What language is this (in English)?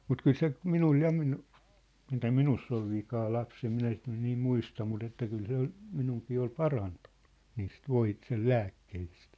Finnish